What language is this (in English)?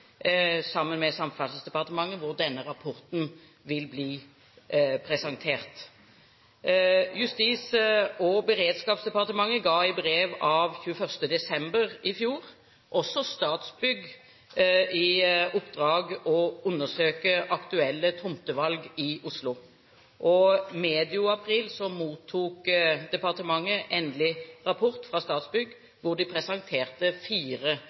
Norwegian Bokmål